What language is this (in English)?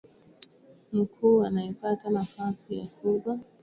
Swahili